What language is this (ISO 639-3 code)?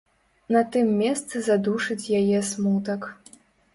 bel